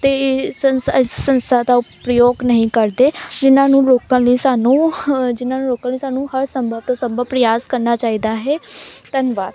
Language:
Punjabi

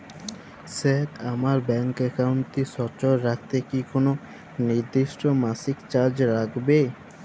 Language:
Bangla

